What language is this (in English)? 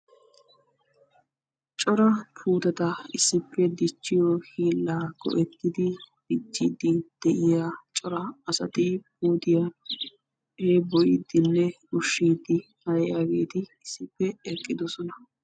Wolaytta